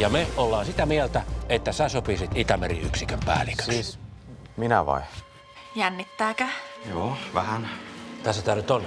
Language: Finnish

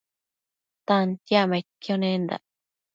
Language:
Matsés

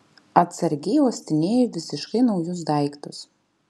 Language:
Lithuanian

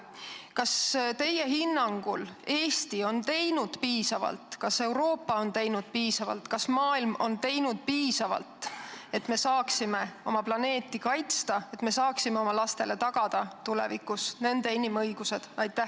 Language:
Estonian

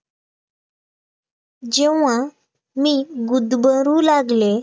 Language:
Marathi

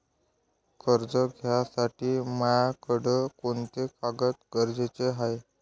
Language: Marathi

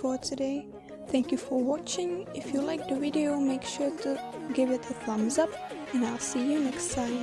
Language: English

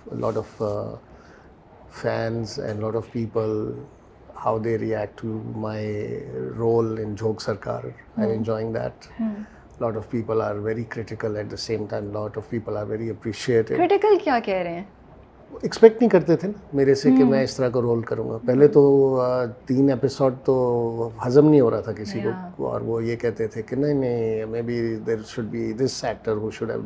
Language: Urdu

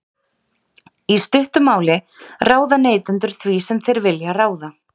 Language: Icelandic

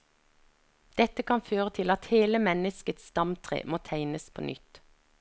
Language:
Norwegian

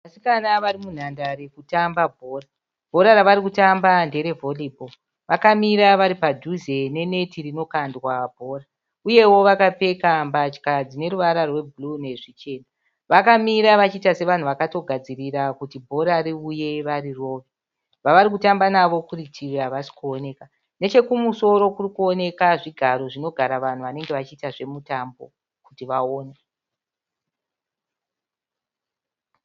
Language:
Shona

